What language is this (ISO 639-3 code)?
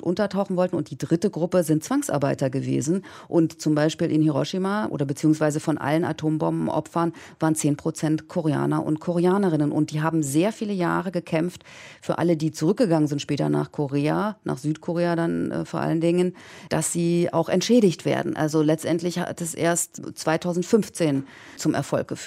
deu